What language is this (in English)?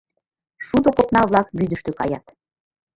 Mari